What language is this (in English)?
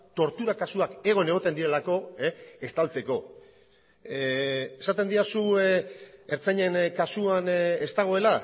Basque